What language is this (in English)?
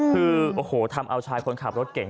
Thai